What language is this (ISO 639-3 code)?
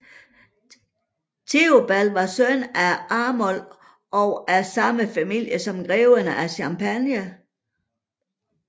dan